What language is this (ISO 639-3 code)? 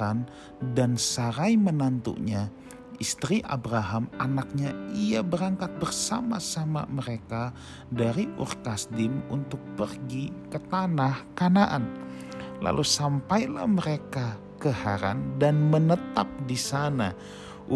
ind